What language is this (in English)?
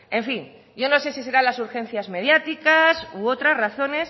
Spanish